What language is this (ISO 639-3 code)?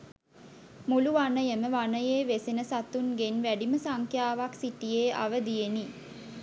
sin